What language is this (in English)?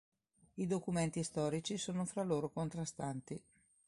Italian